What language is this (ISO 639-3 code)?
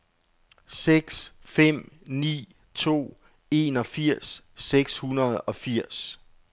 dan